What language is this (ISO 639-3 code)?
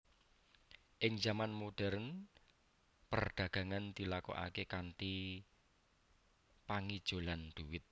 jav